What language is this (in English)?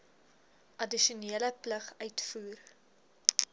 Afrikaans